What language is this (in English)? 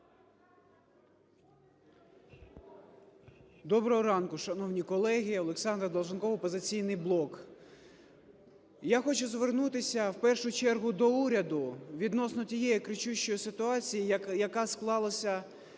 Ukrainian